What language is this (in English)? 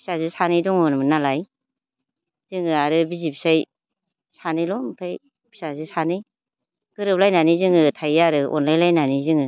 Bodo